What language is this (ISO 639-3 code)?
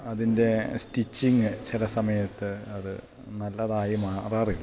mal